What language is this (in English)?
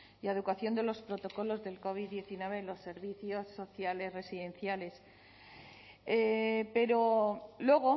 Spanish